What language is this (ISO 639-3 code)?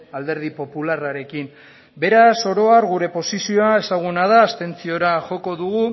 eus